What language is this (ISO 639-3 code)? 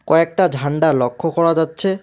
ben